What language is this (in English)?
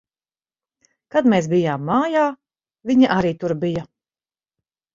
Latvian